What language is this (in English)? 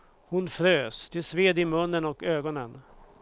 Swedish